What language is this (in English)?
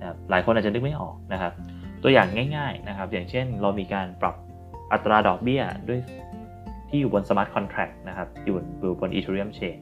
Thai